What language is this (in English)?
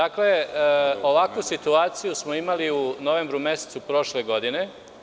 Serbian